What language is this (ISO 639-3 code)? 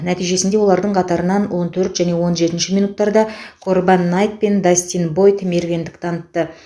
kaz